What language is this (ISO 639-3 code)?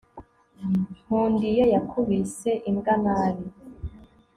kin